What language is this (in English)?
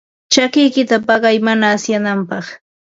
Ambo-Pasco Quechua